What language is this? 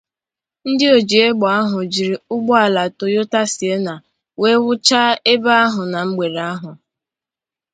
Igbo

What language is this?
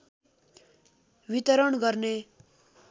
Nepali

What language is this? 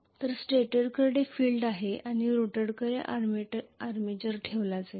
Marathi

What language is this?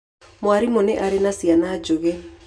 Kikuyu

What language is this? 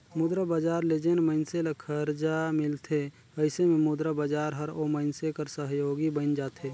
Chhattisgarhi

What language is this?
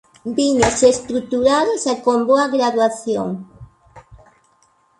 Galician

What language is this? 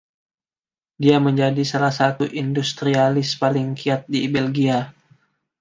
Indonesian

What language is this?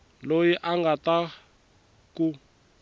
Tsonga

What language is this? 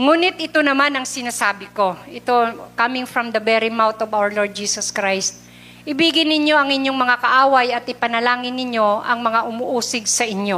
Filipino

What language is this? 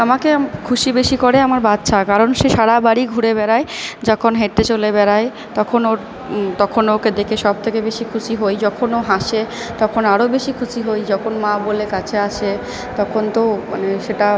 Bangla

